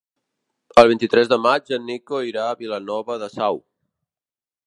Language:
Catalan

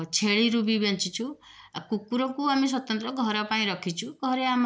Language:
Odia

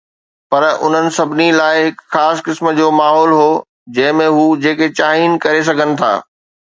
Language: Sindhi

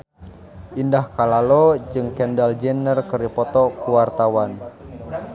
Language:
Sundanese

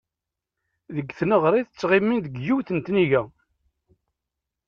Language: Kabyle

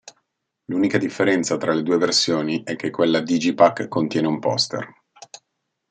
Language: Italian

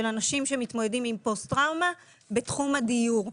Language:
Hebrew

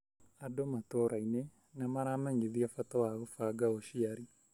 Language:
Kikuyu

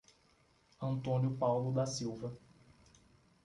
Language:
Portuguese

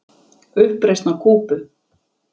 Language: Icelandic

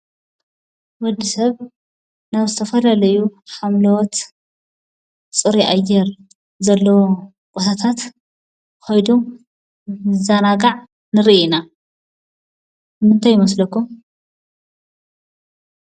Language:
Tigrinya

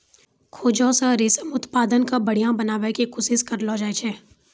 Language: Maithili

